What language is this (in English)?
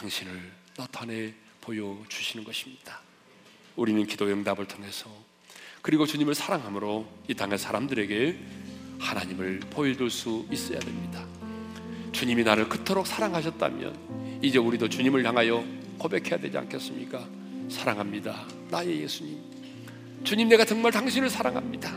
Korean